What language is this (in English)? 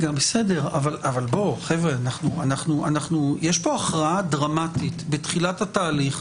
Hebrew